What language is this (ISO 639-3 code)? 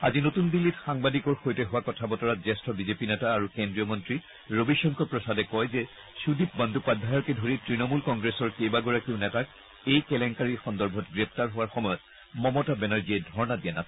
asm